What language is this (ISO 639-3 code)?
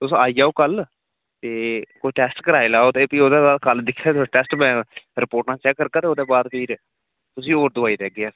doi